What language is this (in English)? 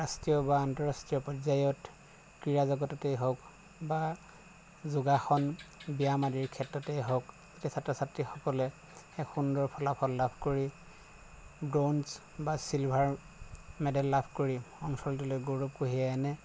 Assamese